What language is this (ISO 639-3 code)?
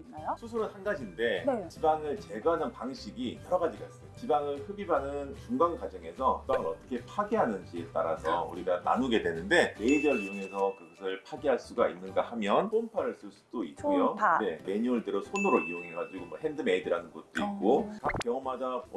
kor